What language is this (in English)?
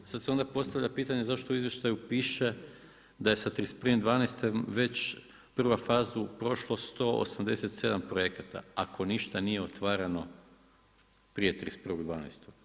Croatian